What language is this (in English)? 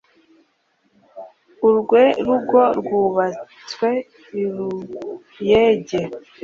Kinyarwanda